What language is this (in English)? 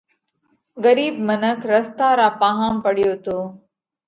Parkari Koli